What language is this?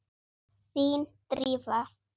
Icelandic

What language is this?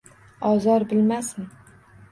Uzbek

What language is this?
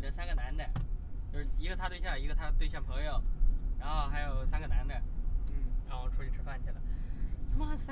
Chinese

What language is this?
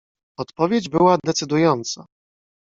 Polish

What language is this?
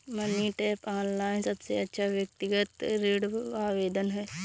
Hindi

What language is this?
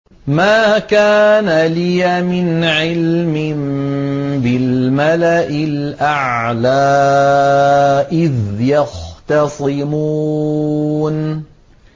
Arabic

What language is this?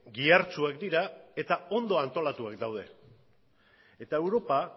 Basque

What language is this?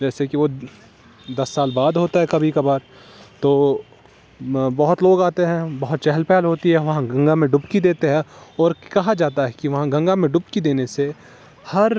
Urdu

